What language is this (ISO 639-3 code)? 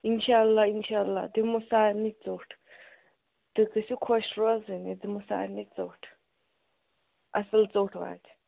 kas